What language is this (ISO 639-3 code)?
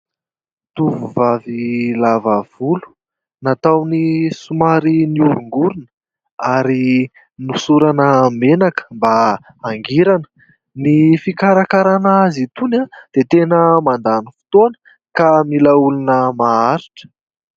mlg